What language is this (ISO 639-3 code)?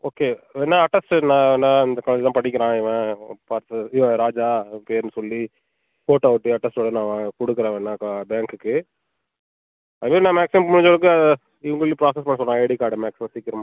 tam